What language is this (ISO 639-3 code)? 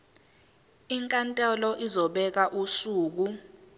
zul